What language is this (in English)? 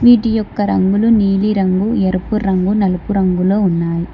Telugu